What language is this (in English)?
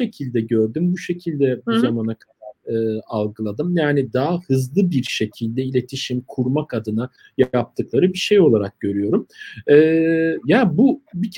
Turkish